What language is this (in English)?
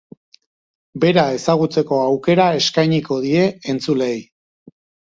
Basque